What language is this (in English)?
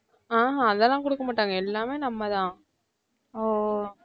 Tamil